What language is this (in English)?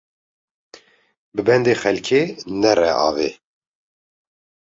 Kurdish